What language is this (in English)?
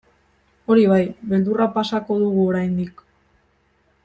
Basque